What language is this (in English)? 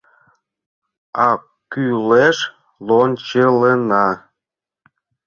Mari